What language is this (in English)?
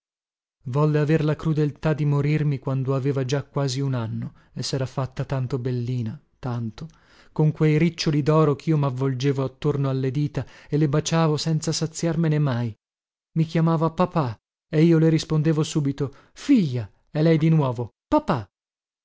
Italian